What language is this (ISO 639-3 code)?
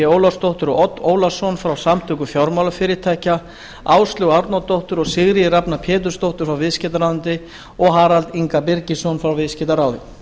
isl